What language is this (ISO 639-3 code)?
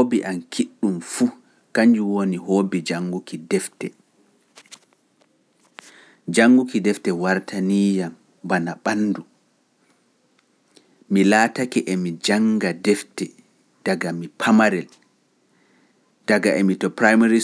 fuf